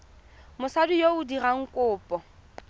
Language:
Tswana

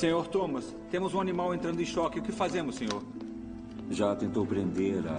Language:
Portuguese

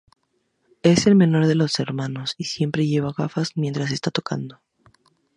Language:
Spanish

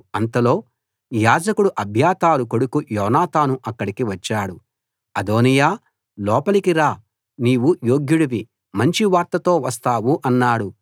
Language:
Telugu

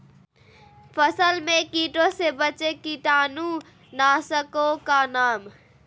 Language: Magahi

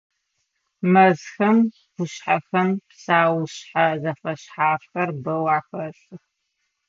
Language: Adyghe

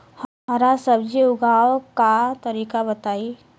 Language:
Bhojpuri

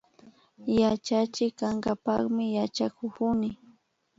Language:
Imbabura Highland Quichua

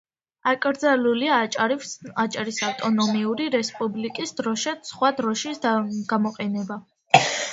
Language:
Georgian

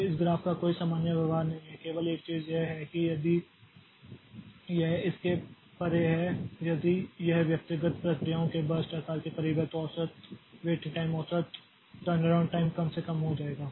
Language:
Hindi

